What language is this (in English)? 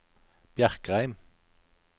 Norwegian